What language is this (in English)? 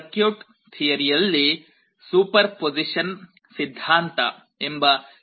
Kannada